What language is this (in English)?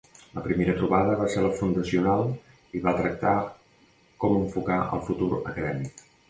Catalan